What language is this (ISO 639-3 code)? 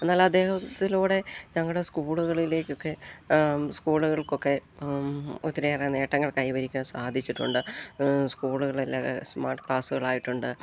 mal